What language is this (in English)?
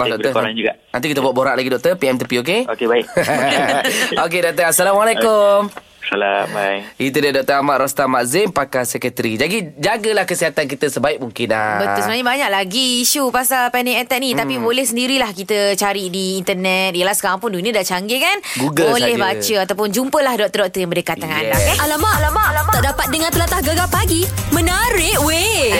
Malay